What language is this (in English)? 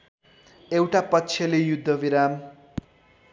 Nepali